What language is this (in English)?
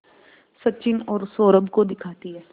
Hindi